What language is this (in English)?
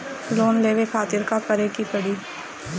Bhojpuri